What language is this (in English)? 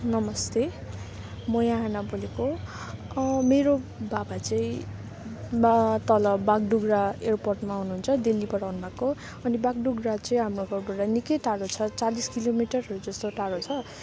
Nepali